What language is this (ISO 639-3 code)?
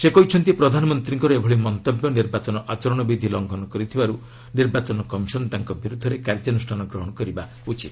ori